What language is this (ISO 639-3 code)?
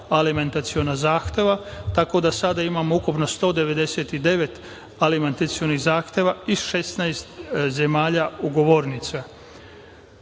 srp